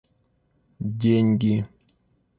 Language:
Russian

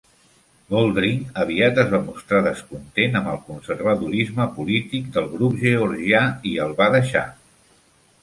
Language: Catalan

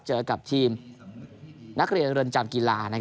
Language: Thai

